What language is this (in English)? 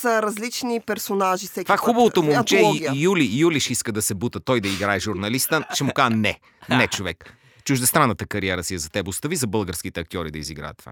Bulgarian